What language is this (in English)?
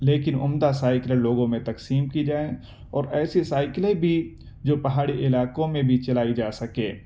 Urdu